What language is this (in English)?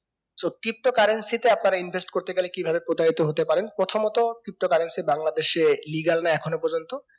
Bangla